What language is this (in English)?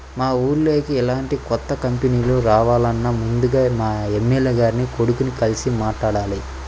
Telugu